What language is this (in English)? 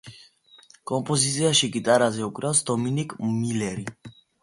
Georgian